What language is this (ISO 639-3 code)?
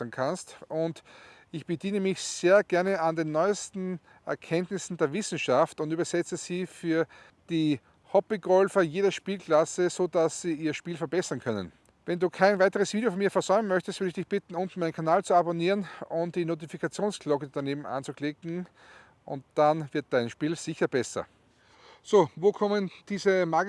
deu